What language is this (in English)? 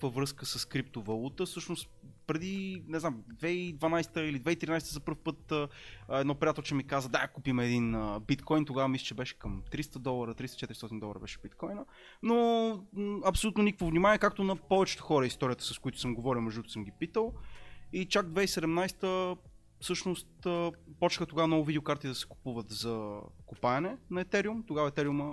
Bulgarian